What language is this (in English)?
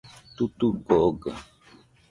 Nüpode Huitoto